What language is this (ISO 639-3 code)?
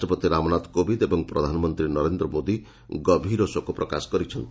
ori